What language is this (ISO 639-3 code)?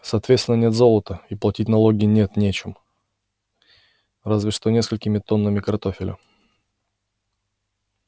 rus